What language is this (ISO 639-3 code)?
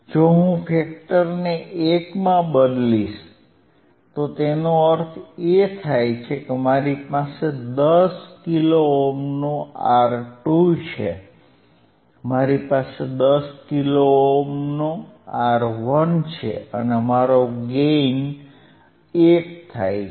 guj